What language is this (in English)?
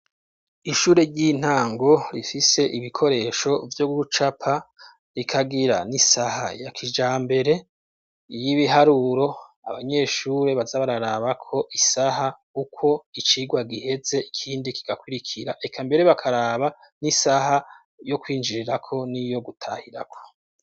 Rundi